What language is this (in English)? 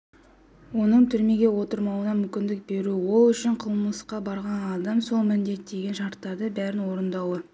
Kazakh